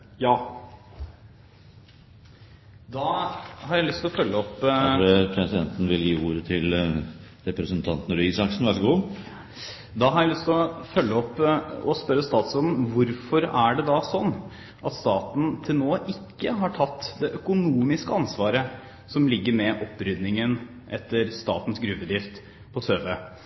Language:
Norwegian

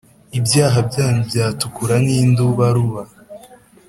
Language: Kinyarwanda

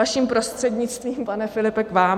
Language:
Czech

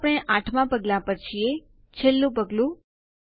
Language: Gujarati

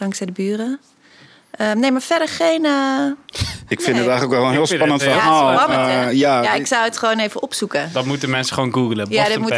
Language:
Dutch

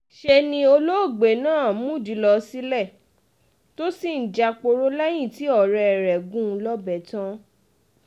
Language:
Yoruba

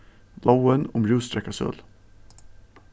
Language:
Faroese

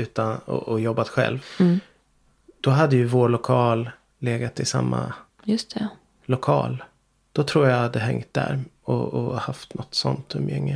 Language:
Swedish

